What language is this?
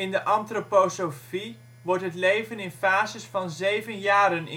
Dutch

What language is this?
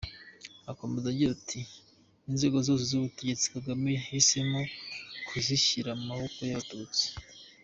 Kinyarwanda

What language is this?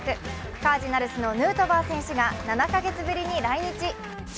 Japanese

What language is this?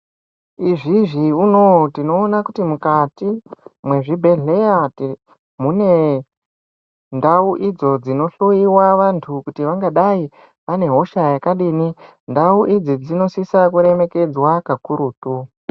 Ndau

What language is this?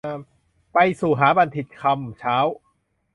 Thai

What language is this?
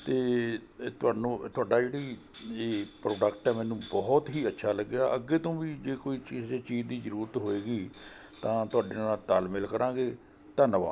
Punjabi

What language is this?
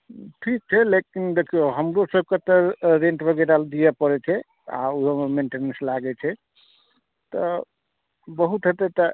Maithili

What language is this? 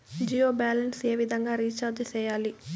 Telugu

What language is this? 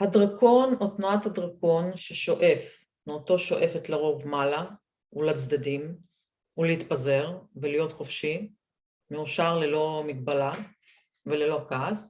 Hebrew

